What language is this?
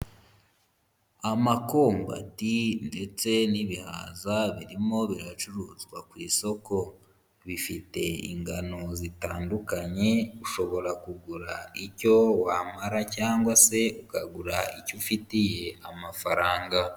Kinyarwanda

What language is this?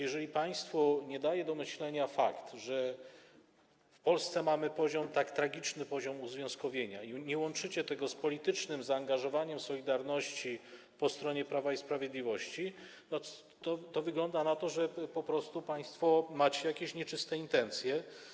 Polish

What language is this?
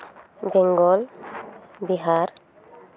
Santali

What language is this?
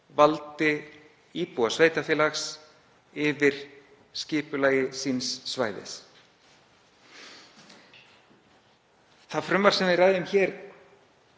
Icelandic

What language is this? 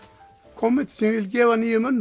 Icelandic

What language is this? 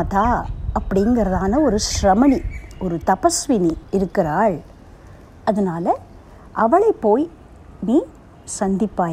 Tamil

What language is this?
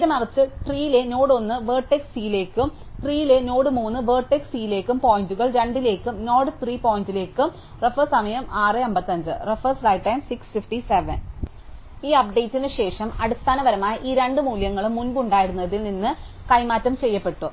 Malayalam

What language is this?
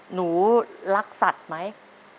Thai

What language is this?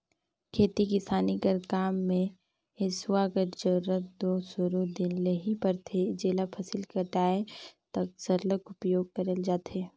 Chhattisgarhi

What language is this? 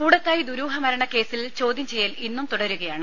Malayalam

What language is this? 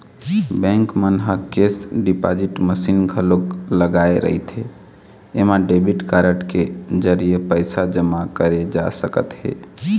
Chhattisgarhi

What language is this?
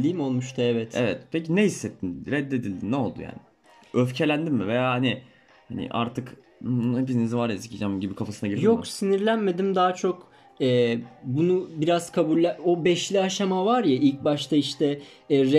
Turkish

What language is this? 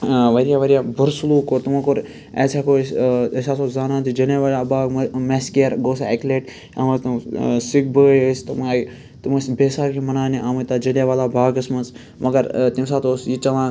Kashmiri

